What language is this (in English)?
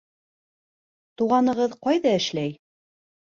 Bashkir